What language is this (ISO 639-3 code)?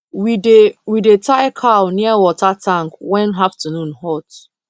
pcm